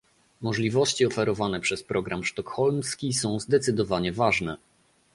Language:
Polish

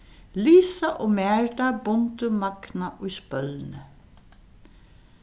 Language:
Faroese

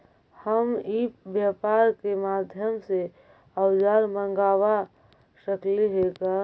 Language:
Magahi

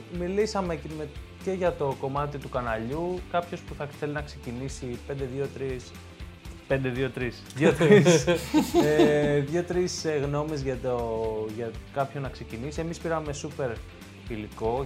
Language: Greek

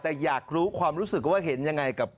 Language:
Thai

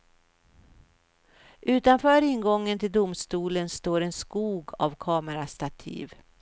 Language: Swedish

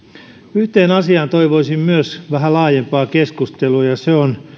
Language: Finnish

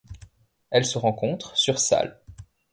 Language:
French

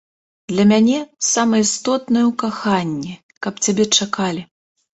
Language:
Belarusian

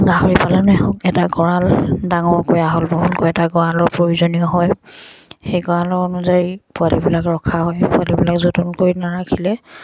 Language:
Assamese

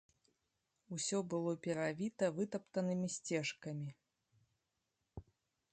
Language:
Belarusian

